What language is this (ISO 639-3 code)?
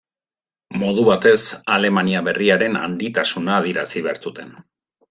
eus